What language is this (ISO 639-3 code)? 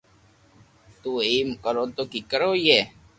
lrk